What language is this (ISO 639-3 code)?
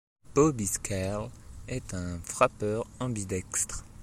fra